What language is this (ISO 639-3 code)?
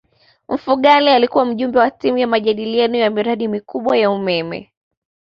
swa